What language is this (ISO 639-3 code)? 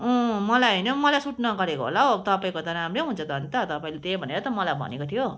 nep